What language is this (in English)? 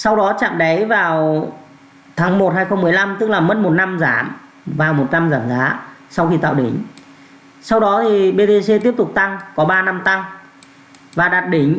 Vietnamese